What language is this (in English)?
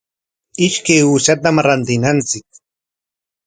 Corongo Ancash Quechua